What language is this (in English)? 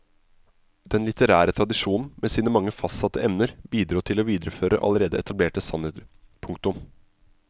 Norwegian